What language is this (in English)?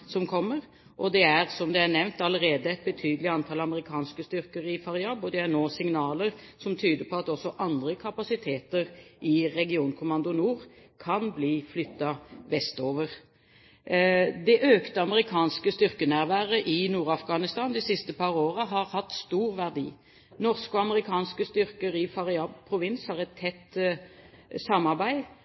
Norwegian Bokmål